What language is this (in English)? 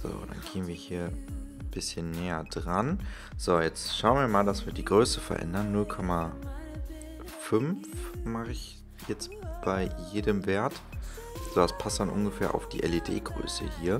German